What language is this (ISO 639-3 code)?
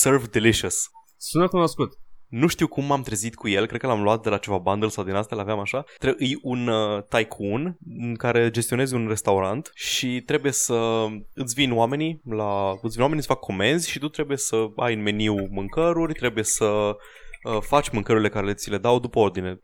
ron